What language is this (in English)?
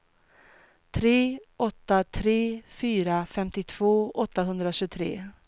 Swedish